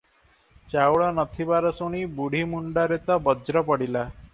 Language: Odia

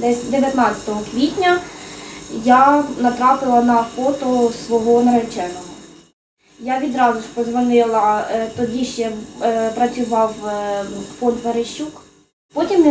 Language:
Ukrainian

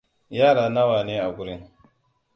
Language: Hausa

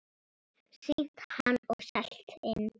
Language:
Icelandic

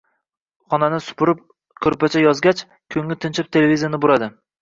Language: Uzbek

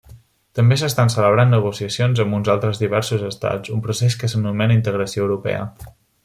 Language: Catalan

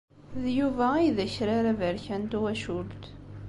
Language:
Kabyle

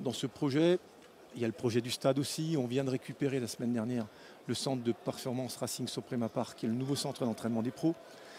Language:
French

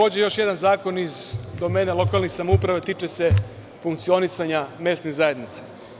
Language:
Serbian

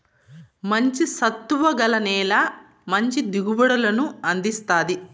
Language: Telugu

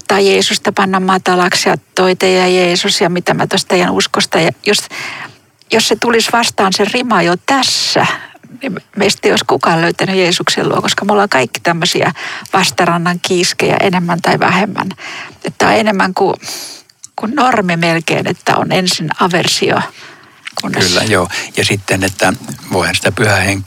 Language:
Finnish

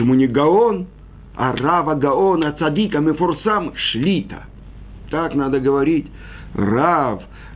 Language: Russian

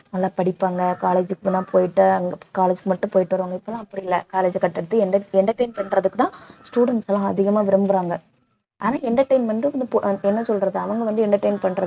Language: Tamil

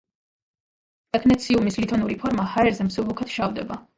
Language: Georgian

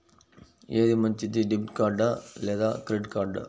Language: Telugu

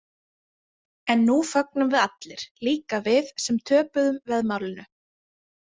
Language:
Icelandic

